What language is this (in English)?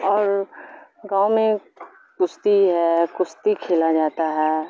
Urdu